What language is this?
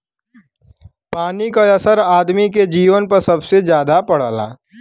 Bhojpuri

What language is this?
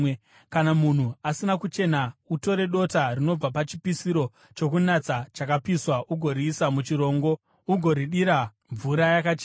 Shona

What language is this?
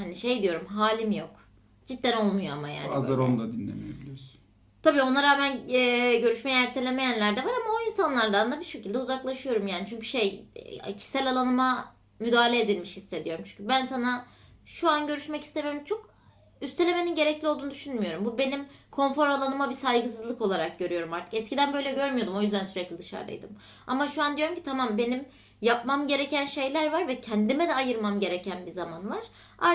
Turkish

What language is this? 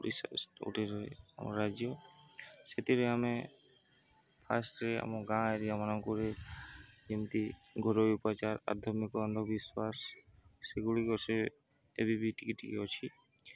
Odia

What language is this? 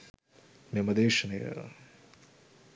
Sinhala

